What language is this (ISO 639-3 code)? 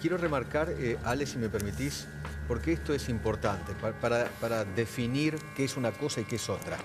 spa